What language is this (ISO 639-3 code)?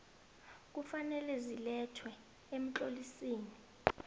nbl